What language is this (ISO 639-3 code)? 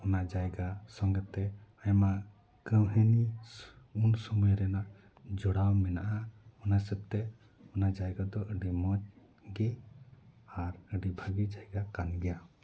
sat